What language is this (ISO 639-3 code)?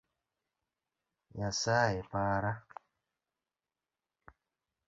luo